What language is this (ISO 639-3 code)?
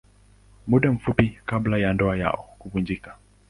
swa